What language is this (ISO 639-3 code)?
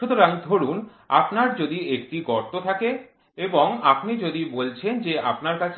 ben